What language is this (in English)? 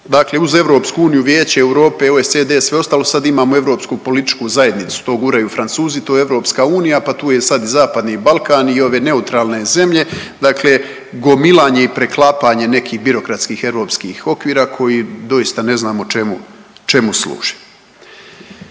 Croatian